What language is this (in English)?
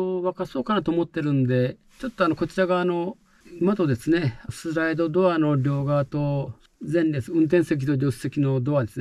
Japanese